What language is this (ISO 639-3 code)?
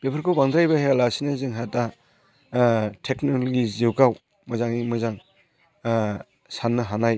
brx